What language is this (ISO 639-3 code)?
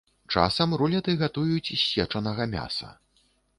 bel